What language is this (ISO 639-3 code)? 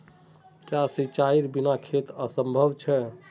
mag